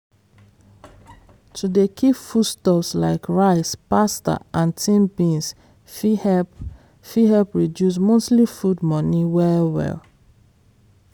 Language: Nigerian Pidgin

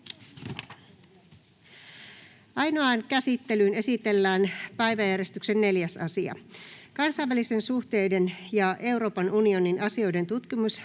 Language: Finnish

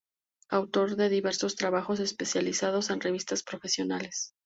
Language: Spanish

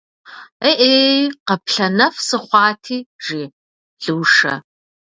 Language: Kabardian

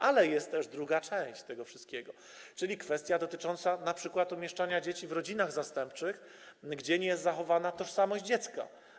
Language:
Polish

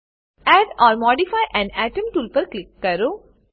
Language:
Gujarati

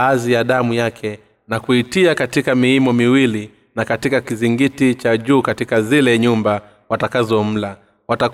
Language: Swahili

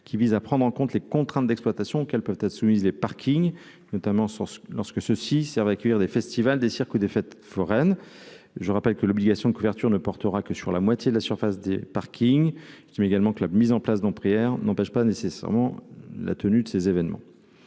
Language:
French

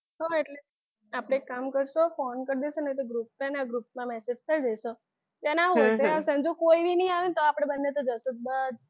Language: Gujarati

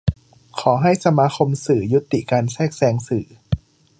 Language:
Thai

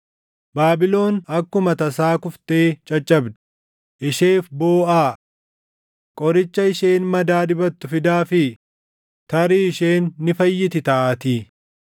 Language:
Oromo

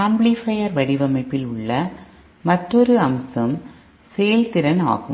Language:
Tamil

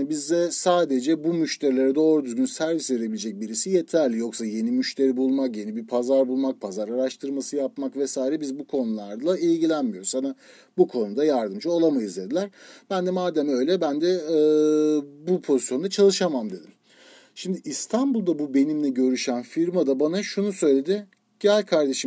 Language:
Turkish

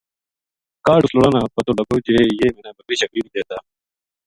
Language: Gujari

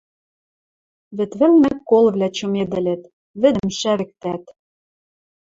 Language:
Western Mari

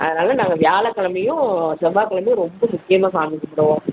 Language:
Tamil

